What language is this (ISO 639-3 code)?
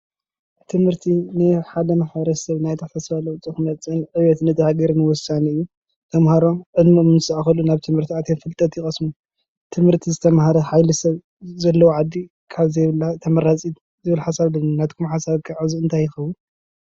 tir